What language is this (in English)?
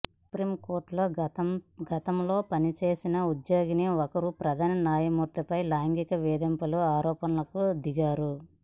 Telugu